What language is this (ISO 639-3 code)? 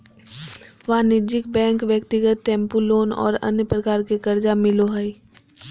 mag